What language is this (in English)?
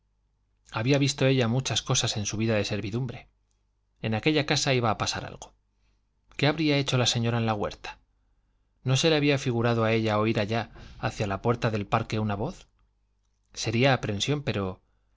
Spanish